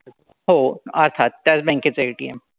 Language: Marathi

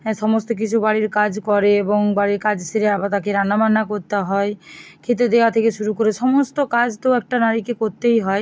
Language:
Bangla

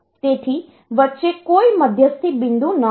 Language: Gujarati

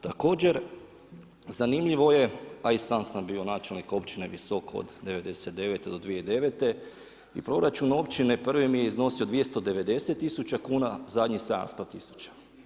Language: Croatian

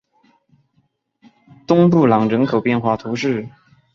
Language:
Chinese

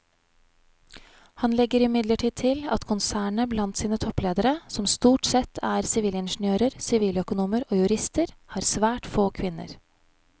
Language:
Norwegian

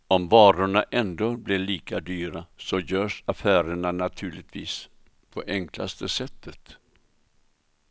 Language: Swedish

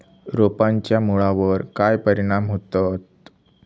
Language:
Marathi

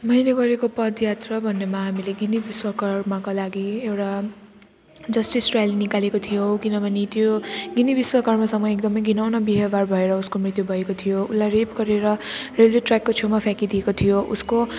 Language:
Nepali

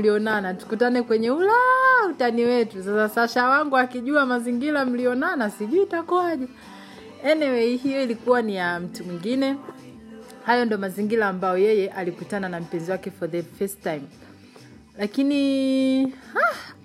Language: Swahili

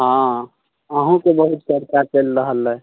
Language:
Maithili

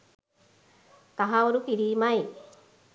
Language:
Sinhala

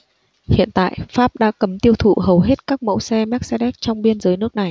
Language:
Vietnamese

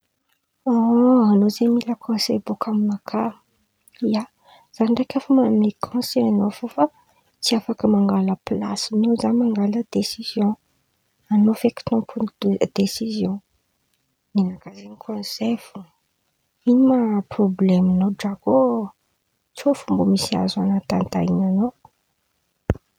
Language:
Antankarana Malagasy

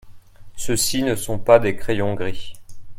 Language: French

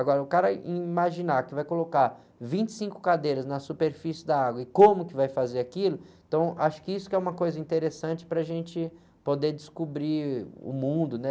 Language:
Portuguese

